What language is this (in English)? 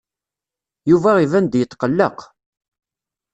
Kabyle